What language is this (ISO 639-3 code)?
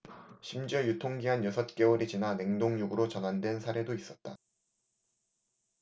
kor